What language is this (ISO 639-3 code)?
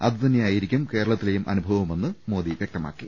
mal